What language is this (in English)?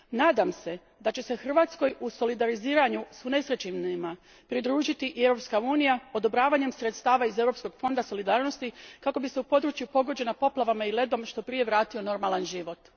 Croatian